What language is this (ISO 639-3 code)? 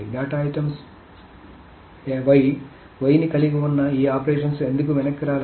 tel